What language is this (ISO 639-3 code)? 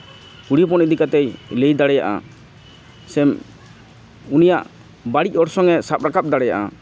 sat